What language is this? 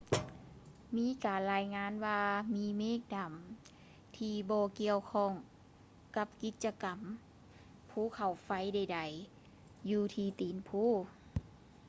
Lao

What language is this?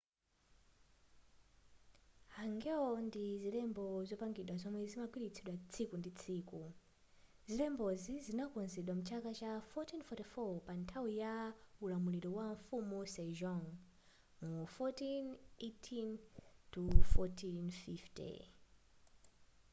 Nyanja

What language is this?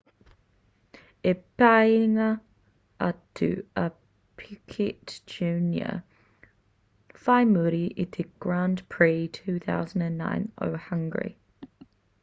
Māori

